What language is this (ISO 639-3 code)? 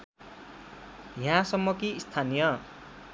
nep